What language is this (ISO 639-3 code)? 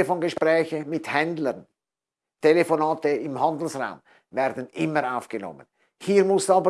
deu